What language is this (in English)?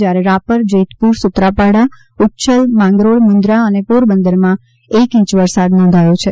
Gujarati